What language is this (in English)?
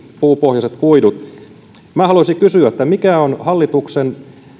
Finnish